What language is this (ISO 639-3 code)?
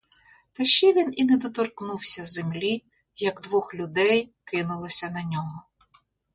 ukr